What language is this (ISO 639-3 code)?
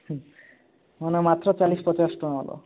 ori